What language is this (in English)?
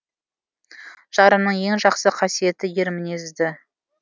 Kazakh